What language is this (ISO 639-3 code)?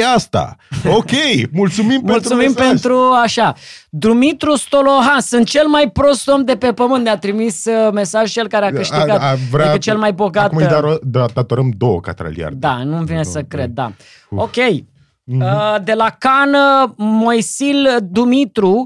ron